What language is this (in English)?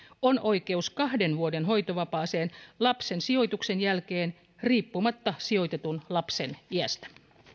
Finnish